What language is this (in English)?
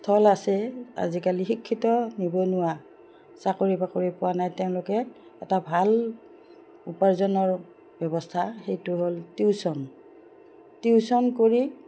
Assamese